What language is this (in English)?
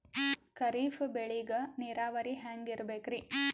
Kannada